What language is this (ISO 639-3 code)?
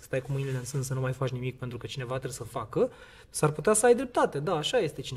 ron